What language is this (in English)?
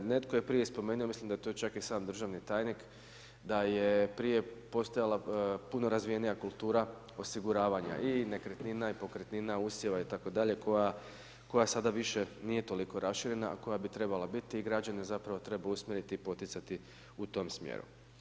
Croatian